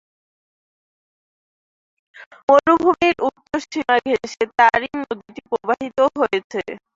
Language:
Bangla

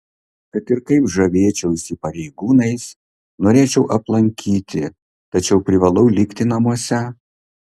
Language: Lithuanian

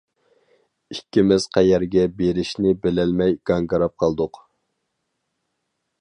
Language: Uyghur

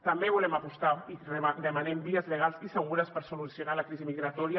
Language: Catalan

